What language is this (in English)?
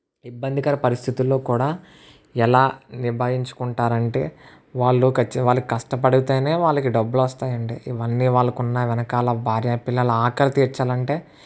Telugu